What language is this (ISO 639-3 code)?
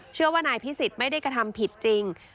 tha